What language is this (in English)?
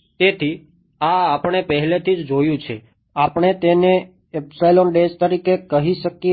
Gujarati